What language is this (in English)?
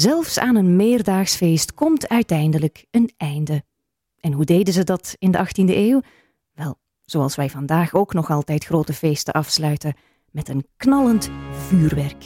Dutch